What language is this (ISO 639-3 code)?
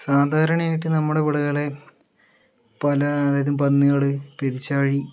mal